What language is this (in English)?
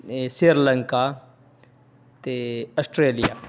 Punjabi